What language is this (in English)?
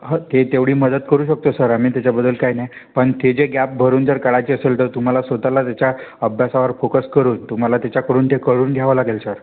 Marathi